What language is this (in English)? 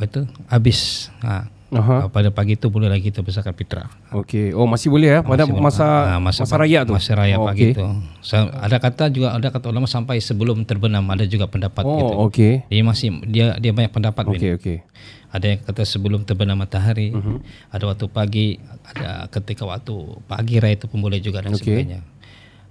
Malay